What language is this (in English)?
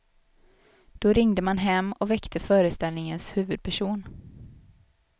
Swedish